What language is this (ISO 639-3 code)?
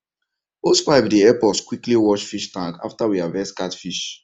pcm